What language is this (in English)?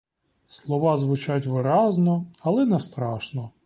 Ukrainian